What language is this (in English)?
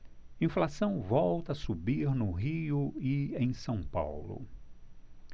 Portuguese